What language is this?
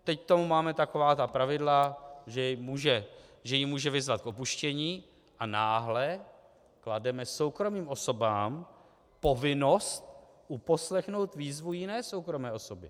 Czech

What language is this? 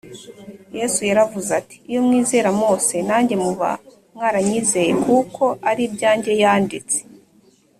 Kinyarwanda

